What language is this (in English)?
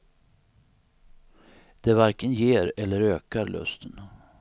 Swedish